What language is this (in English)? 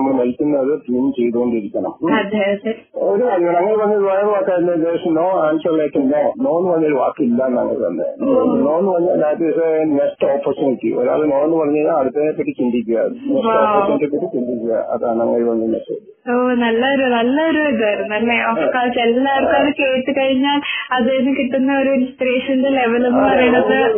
Malayalam